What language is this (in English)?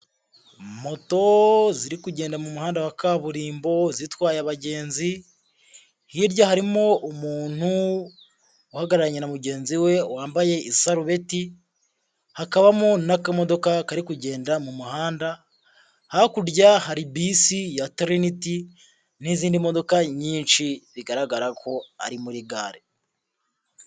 Kinyarwanda